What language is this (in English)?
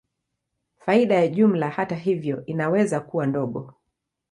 Swahili